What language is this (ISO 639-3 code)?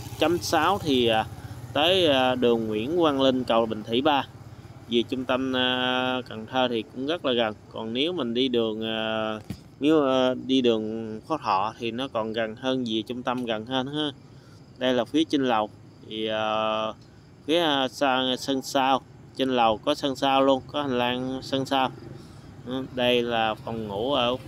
vie